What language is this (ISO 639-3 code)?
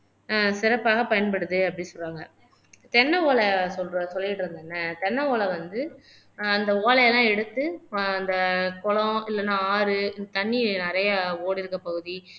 tam